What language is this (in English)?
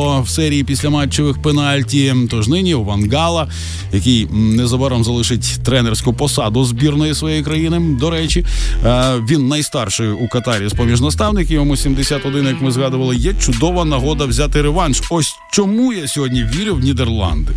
Ukrainian